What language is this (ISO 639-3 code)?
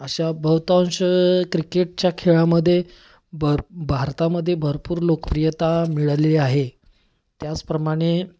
mar